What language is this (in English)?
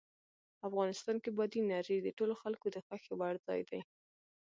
Pashto